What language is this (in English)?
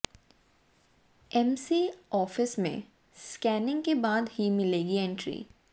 Hindi